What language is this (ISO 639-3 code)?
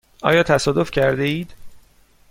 fas